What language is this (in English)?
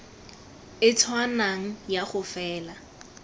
Tswana